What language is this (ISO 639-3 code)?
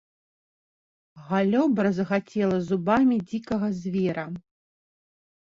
bel